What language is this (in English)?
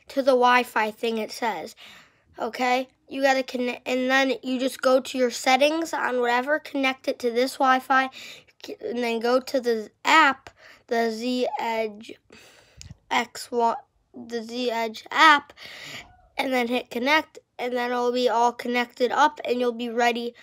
English